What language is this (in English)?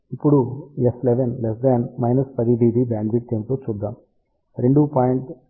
Telugu